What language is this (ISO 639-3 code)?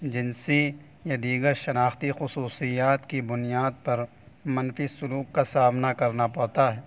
urd